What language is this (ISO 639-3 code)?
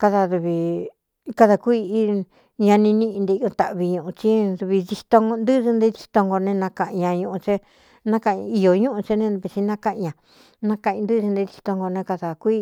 xtu